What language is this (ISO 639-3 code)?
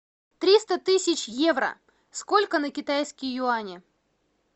rus